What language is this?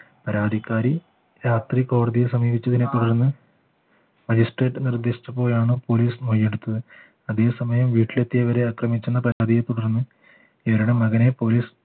Malayalam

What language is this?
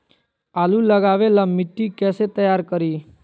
Magahi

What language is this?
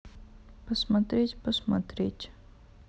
Russian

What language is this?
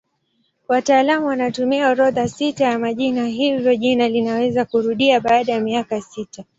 Swahili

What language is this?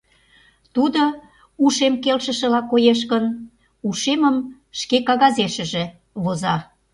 Mari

